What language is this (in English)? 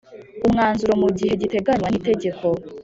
Kinyarwanda